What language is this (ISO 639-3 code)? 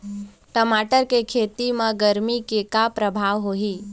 hne